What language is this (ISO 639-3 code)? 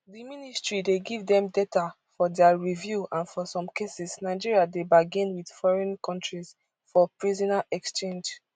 pcm